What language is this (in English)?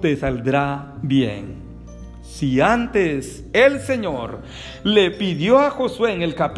Spanish